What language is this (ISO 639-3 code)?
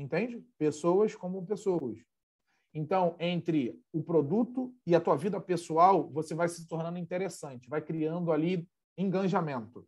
por